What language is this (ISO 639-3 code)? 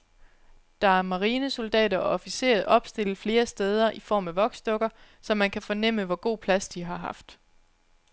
dan